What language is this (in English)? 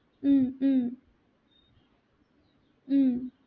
Assamese